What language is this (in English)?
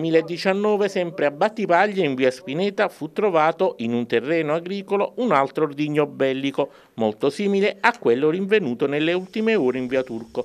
Italian